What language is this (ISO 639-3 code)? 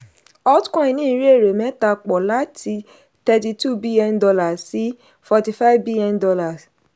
yor